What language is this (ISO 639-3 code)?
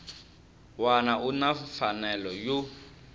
tso